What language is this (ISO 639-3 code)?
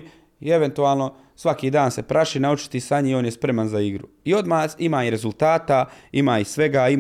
hrv